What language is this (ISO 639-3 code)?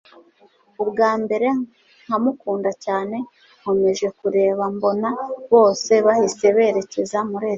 kin